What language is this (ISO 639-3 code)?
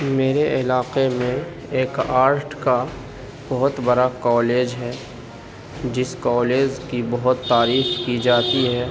urd